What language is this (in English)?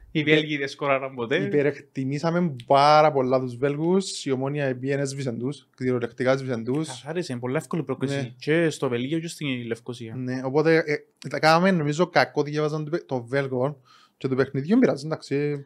Greek